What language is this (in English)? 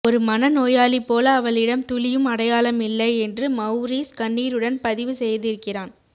Tamil